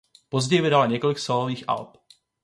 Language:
Czech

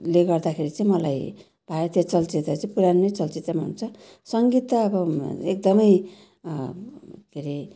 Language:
Nepali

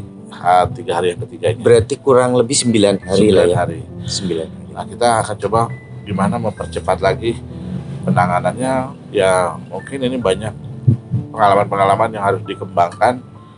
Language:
Indonesian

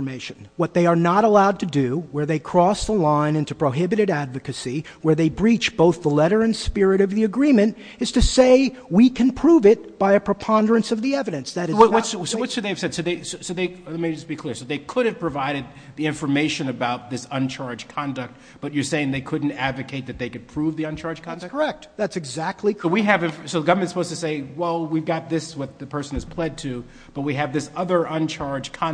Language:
English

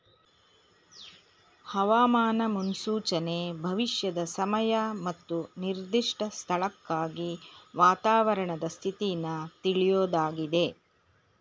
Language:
Kannada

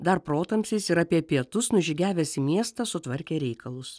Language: Lithuanian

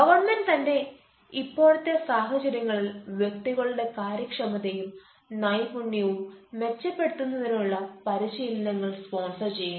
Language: Malayalam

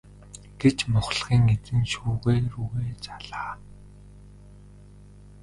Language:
Mongolian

